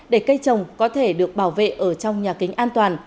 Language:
Vietnamese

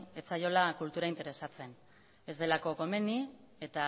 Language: Basque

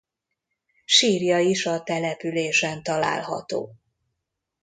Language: Hungarian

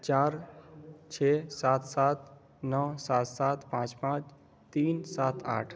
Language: Urdu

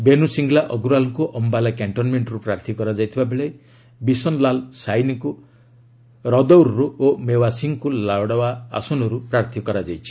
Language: Odia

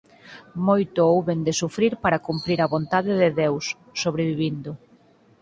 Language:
Galician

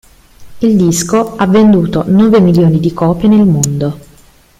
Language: Italian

